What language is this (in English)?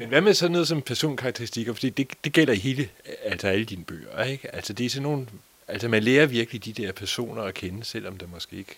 Danish